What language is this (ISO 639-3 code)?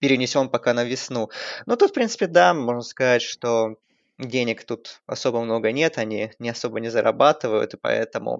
rus